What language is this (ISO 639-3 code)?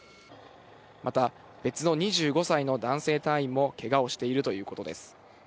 jpn